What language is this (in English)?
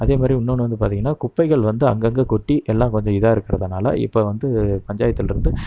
Tamil